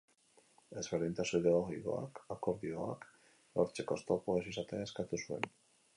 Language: Basque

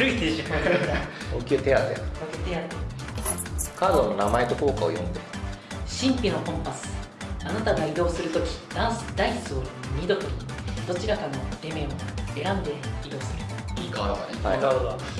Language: Japanese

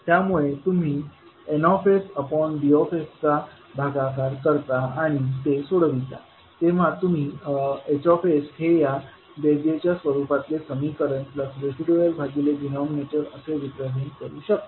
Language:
Marathi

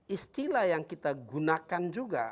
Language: Indonesian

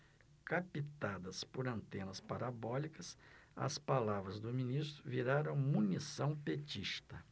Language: Portuguese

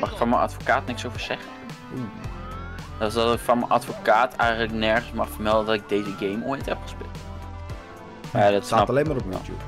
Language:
Dutch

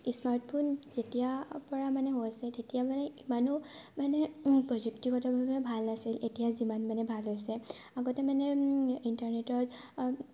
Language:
Assamese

